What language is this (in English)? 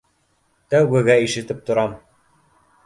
Bashkir